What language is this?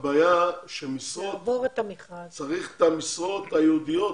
Hebrew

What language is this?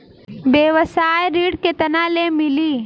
Bhojpuri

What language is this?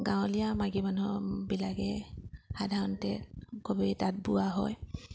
Assamese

